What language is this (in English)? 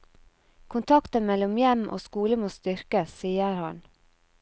Norwegian